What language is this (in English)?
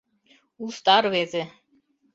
Mari